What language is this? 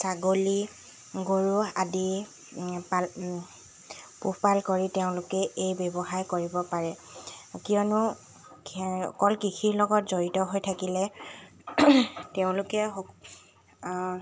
Assamese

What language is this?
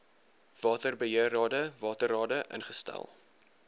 Afrikaans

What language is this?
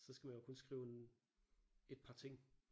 Danish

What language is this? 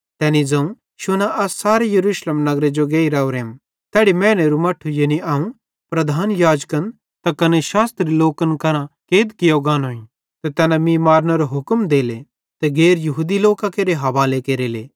Bhadrawahi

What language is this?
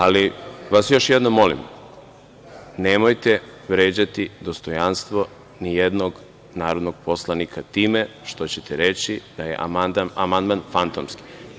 Serbian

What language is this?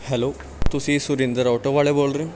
Punjabi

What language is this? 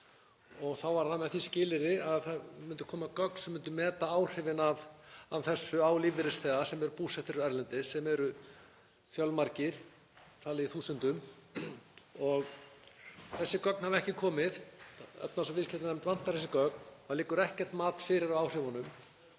Icelandic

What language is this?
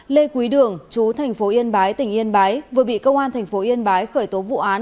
Vietnamese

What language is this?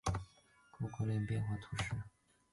Chinese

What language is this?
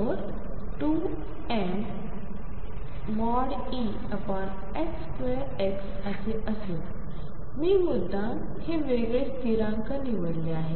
Marathi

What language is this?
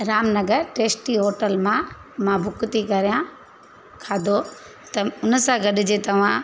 Sindhi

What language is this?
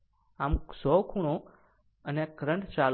Gujarati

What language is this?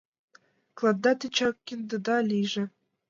Mari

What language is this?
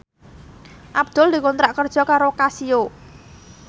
Javanese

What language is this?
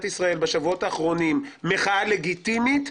Hebrew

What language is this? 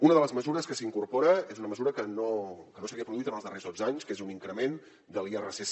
Catalan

